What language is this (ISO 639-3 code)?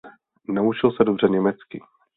ces